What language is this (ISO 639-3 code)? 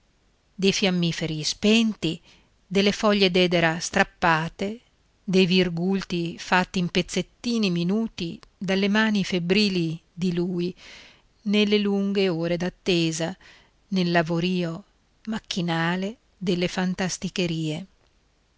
ita